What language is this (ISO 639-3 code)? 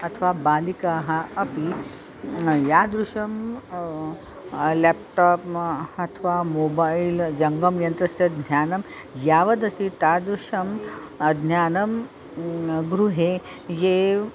san